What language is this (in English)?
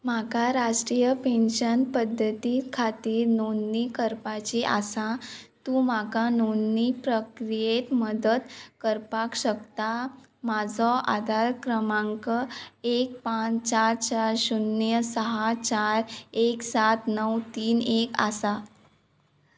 Konkani